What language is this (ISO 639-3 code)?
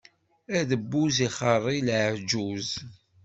kab